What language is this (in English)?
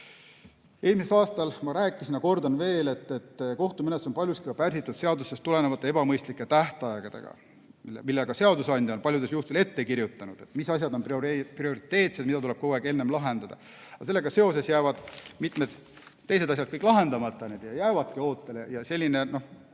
Estonian